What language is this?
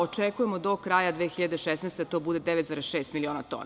Serbian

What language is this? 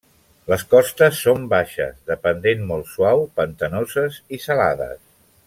Catalan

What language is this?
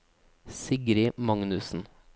Norwegian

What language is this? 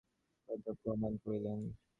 Bangla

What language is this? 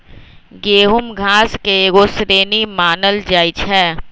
Magahi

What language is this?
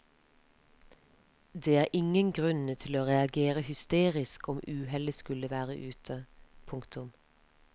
Norwegian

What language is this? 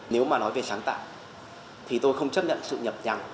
Vietnamese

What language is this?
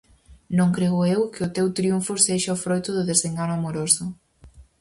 Galician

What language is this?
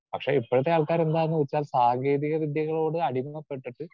Malayalam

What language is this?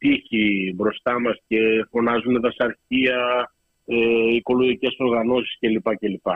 Greek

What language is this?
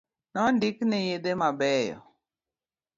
Luo (Kenya and Tanzania)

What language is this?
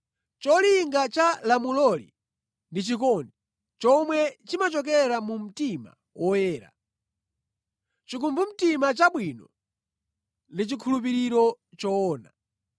Nyanja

